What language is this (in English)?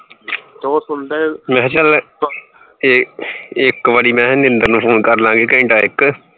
Punjabi